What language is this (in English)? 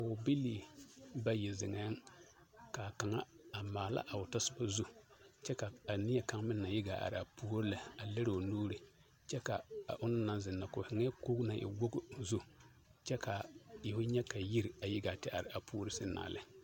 Southern Dagaare